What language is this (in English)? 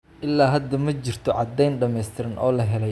Somali